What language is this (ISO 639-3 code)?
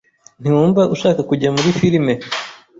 kin